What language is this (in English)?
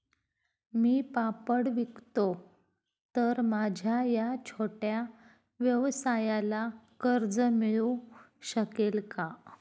Marathi